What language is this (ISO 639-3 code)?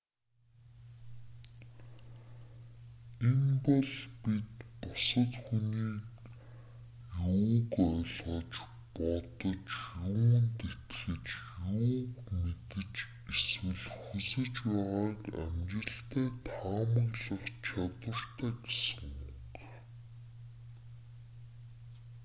mon